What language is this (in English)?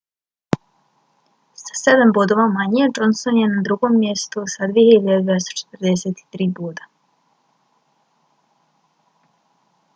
Bosnian